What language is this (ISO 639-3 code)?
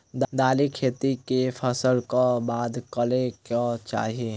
mai